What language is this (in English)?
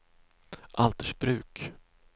Swedish